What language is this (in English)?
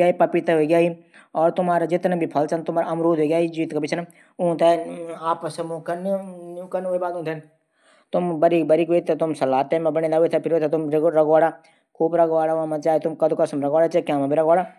Garhwali